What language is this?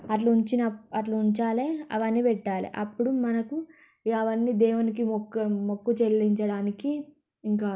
Telugu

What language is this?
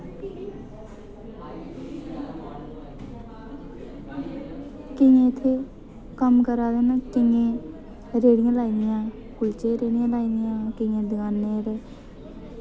Dogri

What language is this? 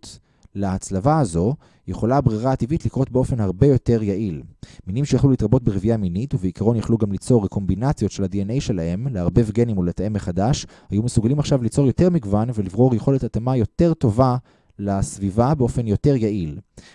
Hebrew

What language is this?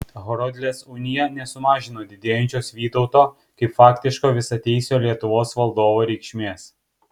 Lithuanian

